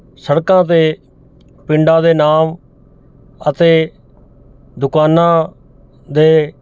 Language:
Punjabi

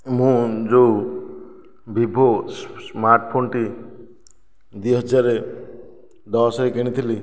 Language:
Odia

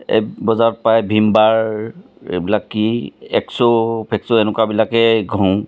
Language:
Assamese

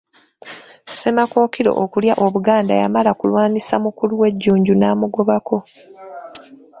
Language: Ganda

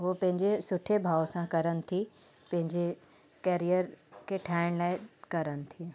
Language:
Sindhi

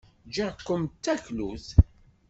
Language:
Kabyle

